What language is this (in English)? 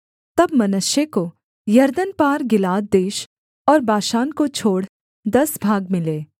Hindi